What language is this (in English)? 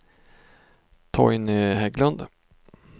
Swedish